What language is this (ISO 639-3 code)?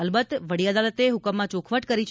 guj